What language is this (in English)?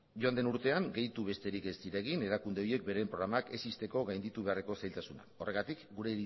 Basque